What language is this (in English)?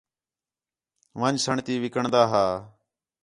Khetrani